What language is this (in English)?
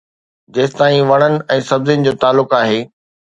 Sindhi